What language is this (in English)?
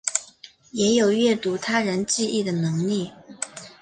Chinese